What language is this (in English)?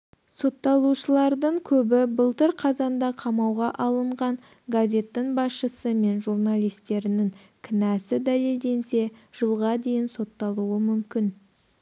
Kazakh